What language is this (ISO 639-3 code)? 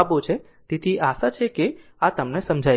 guj